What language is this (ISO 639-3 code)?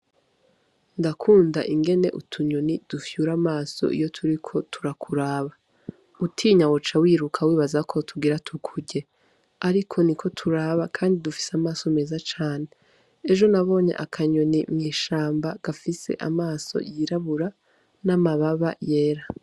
run